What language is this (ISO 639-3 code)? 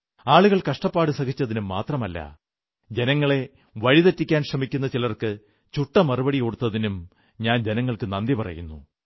mal